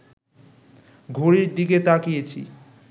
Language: Bangla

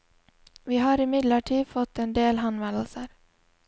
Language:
Norwegian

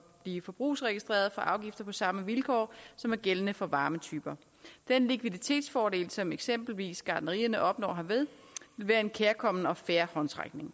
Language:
Danish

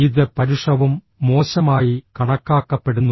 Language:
Malayalam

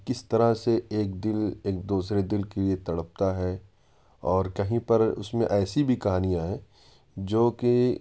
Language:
Urdu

